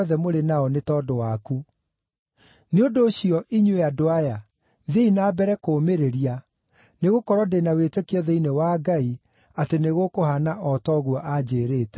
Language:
Kikuyu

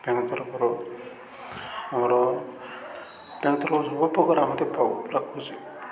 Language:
Odia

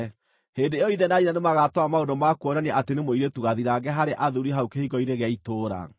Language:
Kikuyu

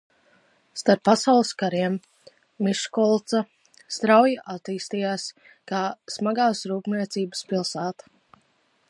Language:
Latvian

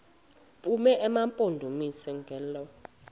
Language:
Xhosa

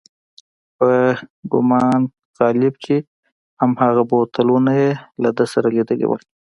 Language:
Pashto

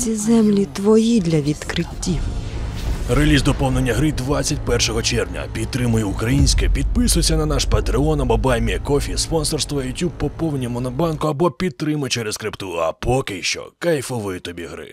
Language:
Ukrainian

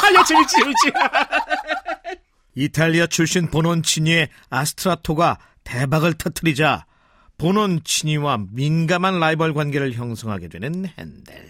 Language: Korean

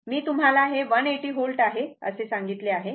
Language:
Marathi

